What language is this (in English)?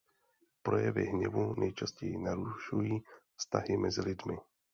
Czech